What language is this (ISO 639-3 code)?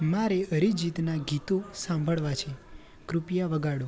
guj